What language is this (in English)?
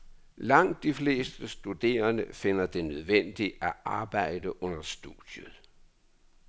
Danish